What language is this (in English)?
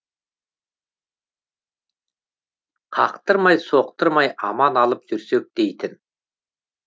Kazakh